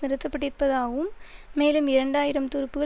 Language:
Tamil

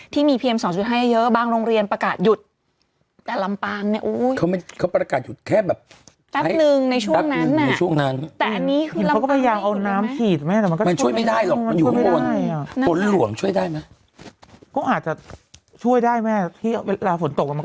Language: Thai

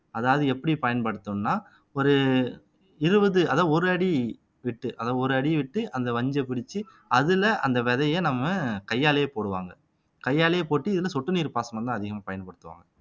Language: Tamil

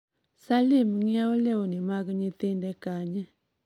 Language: Luo (Kenya and Tanzania)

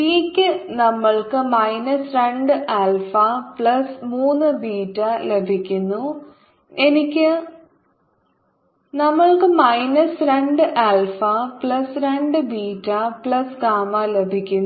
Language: Malayalam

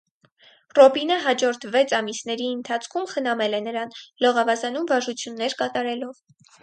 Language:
Armenian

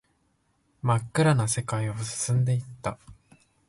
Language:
Japanese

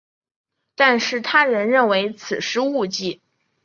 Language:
Chinese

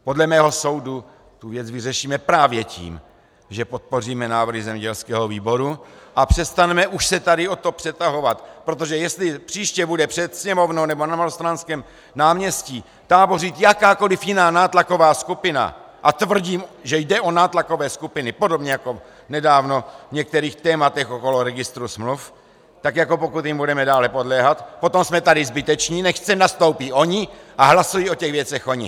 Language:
Czech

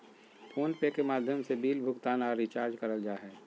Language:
Magahi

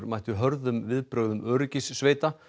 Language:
Icelandic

